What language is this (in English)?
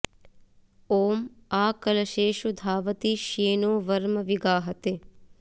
Sanskrit